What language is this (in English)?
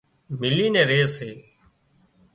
Wadiyara Koli